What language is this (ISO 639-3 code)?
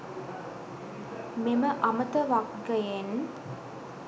sin